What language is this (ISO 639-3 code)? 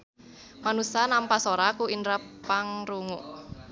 sun